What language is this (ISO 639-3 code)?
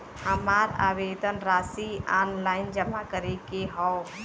bho